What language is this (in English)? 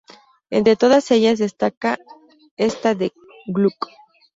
Spanish